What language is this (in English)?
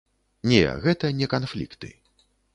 Belarusian